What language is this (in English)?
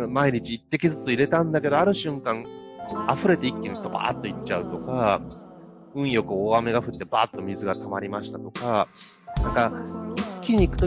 Japanese